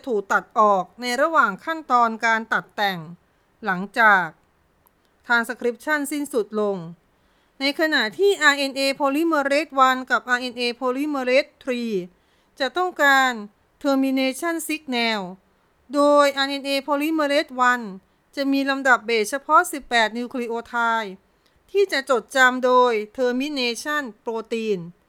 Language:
Thai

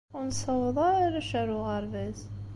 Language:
Kabyle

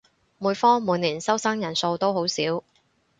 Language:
Cantonese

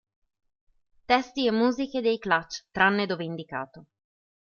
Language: Italian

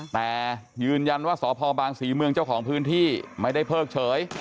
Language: Thai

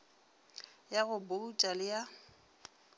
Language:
Northern Sotho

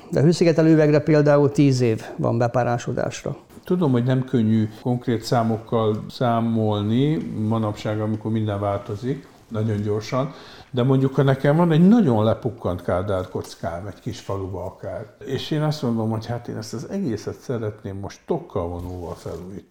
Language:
Hungarian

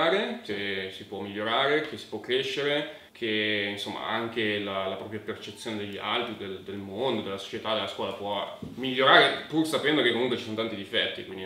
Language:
Italian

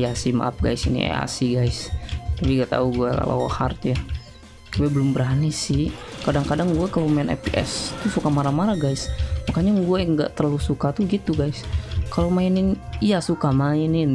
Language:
Indonesian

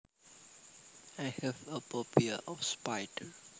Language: Javanese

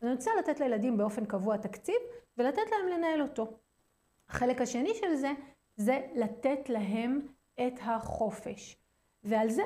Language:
Hebrew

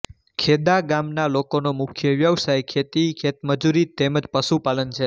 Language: Gujarati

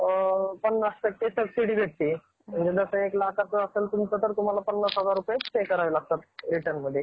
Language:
Marathi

